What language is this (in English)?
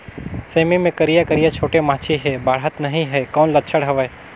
Chhattisgarhi